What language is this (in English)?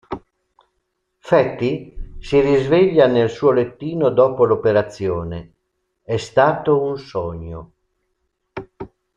Italian